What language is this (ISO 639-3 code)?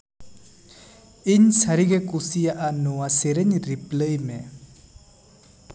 sat